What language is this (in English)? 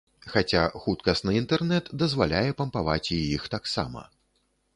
Belarusian